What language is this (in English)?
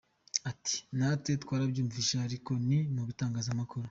Kinyarwanda